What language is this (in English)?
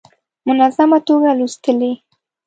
Pashto